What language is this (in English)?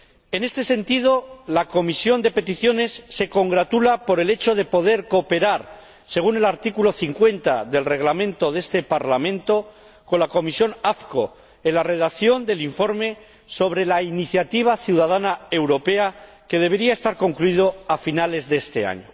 Spanish